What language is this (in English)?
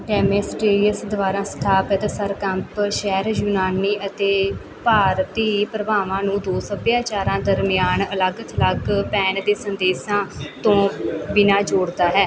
Punjabi